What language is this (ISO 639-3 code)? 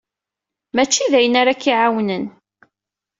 kab